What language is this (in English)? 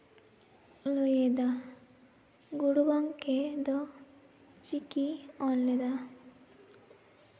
Santali